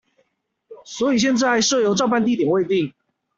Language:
Chinese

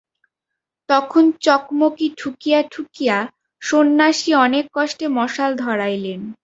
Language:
Bangla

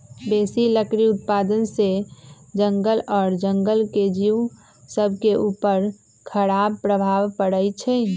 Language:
Magahi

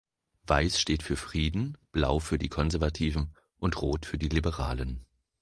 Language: German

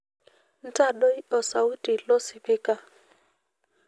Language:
Masai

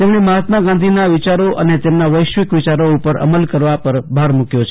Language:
Gujarati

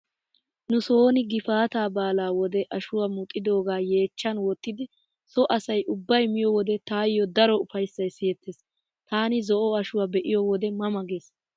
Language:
Wolaytta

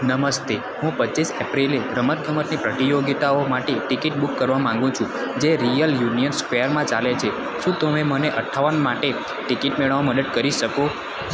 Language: Gujarati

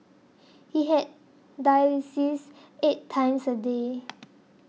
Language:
English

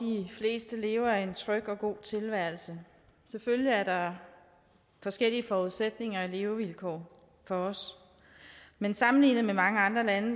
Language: Danish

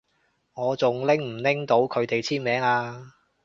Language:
Cantonese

